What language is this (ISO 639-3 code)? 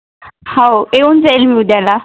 mar